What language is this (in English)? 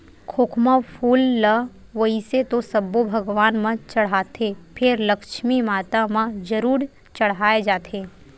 Chhattisgarhi